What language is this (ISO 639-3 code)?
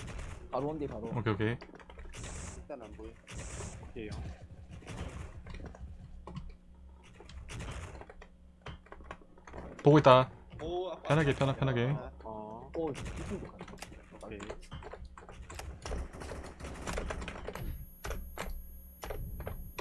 kor